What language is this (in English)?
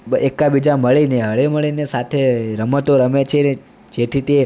Gujarati